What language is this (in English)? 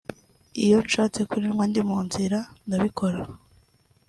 Kinyarwanda